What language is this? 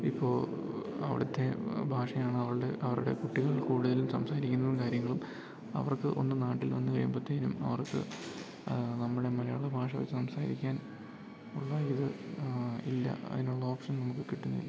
Malayalam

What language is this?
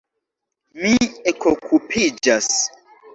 Esperanto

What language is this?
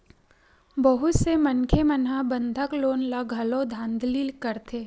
Chhattisgarhi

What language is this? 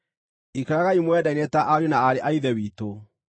Kikuyu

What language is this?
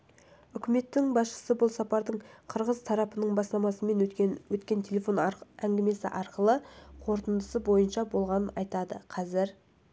Kazakh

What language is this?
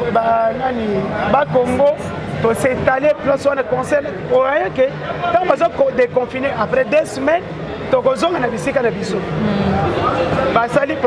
French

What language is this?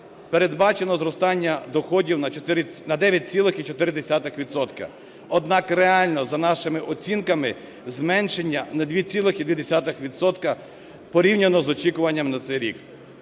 Ukrainian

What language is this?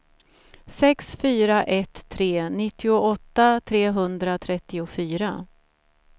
Swedish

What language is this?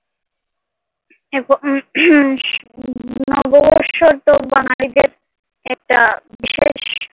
Bangla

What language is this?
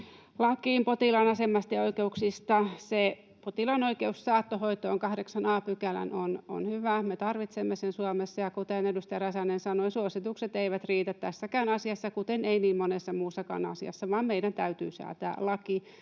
Finnish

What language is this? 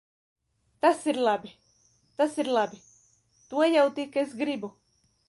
Latvian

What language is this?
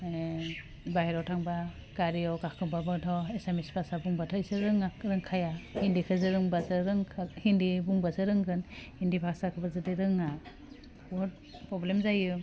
Bodo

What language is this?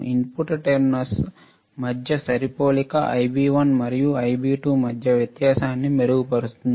Telugu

